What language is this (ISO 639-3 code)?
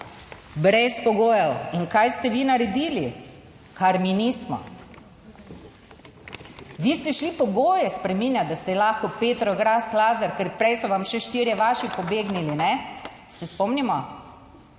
slv